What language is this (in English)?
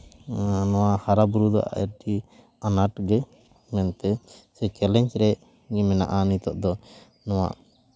Santali